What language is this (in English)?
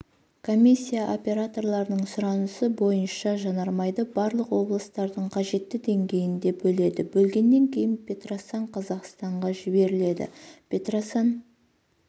Kazakh